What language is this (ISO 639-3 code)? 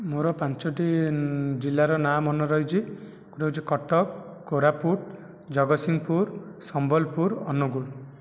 ori